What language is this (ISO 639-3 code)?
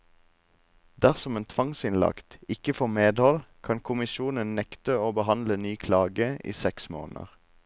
nor